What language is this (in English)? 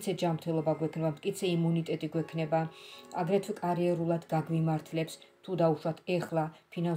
Romanian